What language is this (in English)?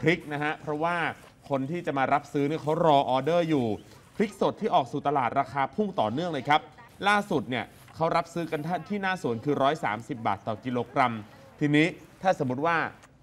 Thai